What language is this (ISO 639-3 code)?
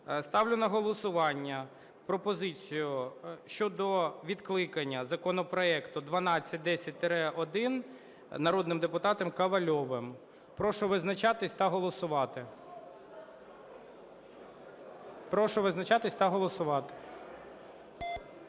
ukr